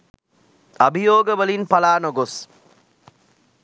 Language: Sinhala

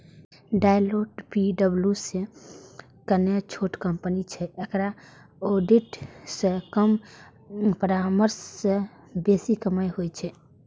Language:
Maithili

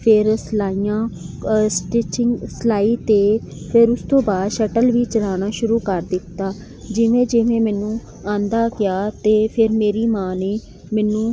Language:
Punjabi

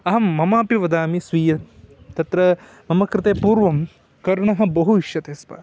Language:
Sanskrit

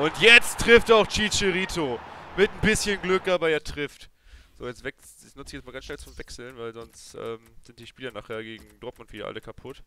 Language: German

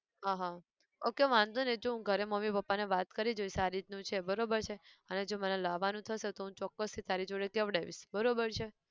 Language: Gujarati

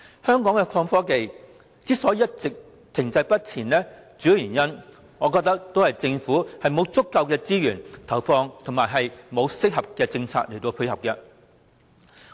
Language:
Cantonese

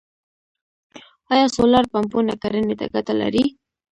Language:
Pashto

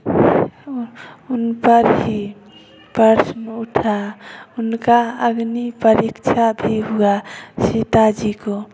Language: Hindi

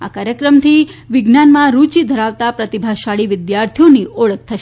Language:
Gujarati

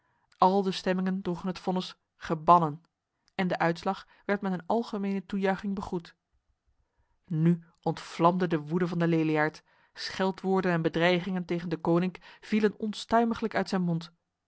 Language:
Dutch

